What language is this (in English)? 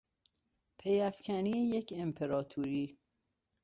Persian